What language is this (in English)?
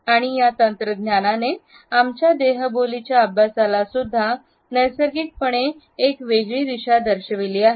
Marathi